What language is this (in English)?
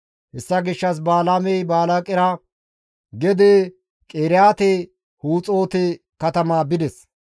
Gamo